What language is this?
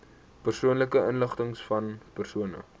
Afrikaans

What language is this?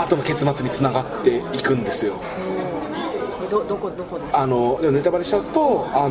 Japanese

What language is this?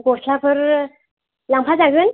Bodo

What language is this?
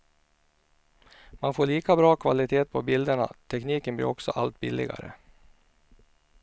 Swedish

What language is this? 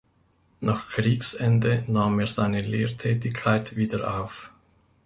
German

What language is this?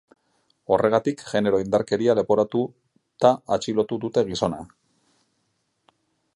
Basque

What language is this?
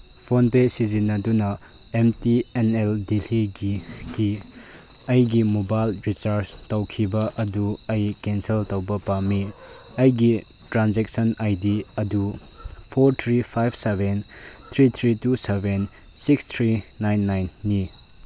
Manipuri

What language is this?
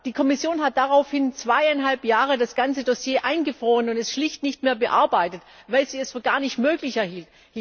German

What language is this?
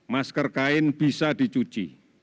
Indonesian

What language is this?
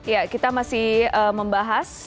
Indonesian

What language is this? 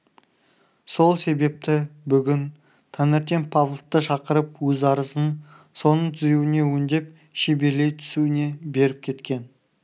Kazakh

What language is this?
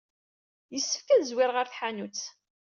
Kabyle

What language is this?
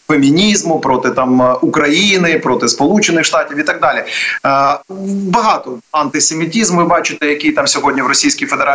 Ukrainian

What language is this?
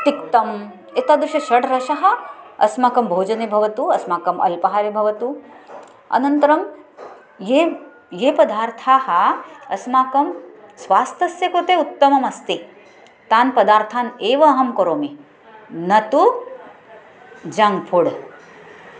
Sanskrit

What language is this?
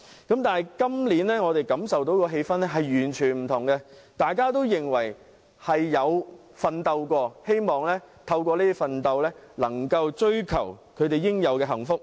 Cantonese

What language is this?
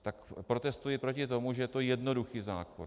Czech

